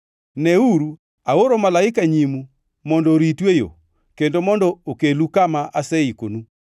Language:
Luo (Kenya and Tanzania)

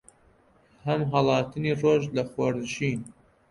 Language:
Central Kurdish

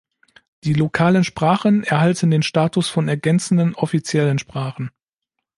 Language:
German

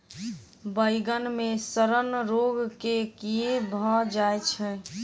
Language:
Maithili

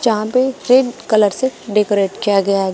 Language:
Hindi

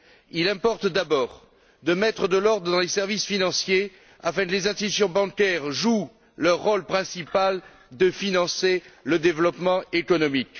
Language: French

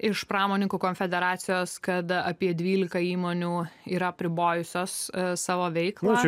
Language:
Lithuanian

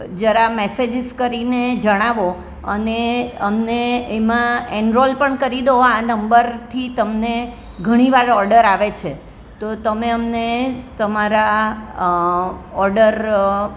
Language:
Gujarati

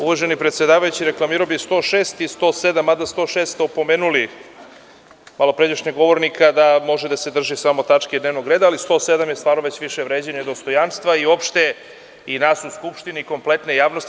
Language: Serbian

